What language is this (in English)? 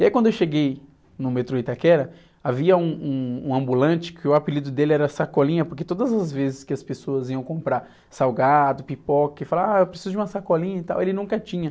Portuguese